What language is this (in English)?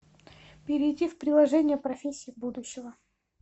Russian